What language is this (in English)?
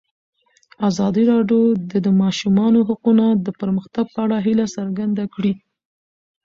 Pashto